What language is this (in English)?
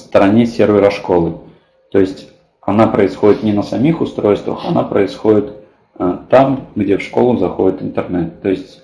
Russian